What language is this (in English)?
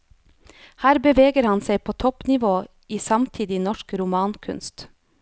Norwegian